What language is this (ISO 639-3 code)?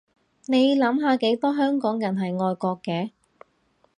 yue